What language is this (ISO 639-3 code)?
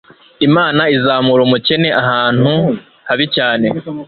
kin